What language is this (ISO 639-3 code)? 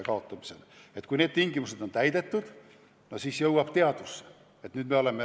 est